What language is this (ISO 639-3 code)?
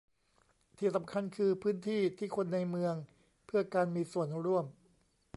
tha